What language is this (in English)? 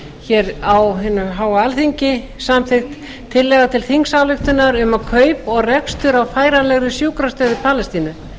Icelandic